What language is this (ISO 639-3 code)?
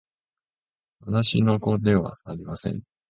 jpn